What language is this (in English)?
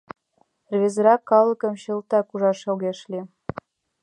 Mari